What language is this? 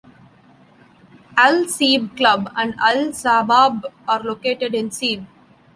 English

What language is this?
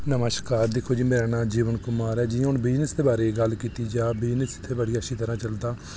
Dogri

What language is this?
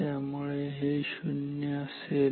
Marathi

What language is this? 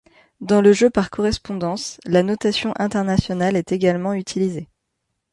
French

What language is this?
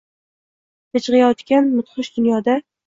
Uzbek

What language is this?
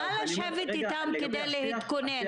Hebrew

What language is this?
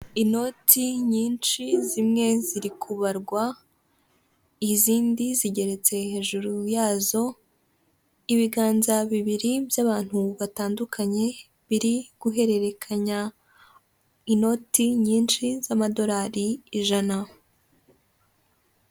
Kinyarwanda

